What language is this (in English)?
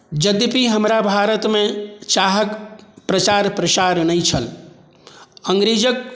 Maithili